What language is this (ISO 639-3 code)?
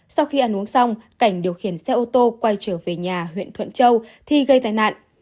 vie